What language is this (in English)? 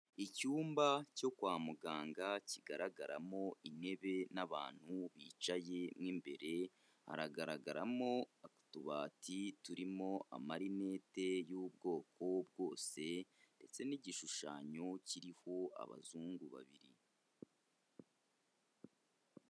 Kinyarwanda